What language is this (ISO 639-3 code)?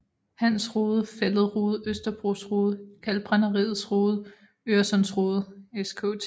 dan